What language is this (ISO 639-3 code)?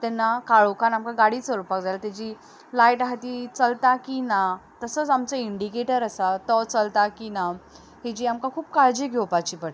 kok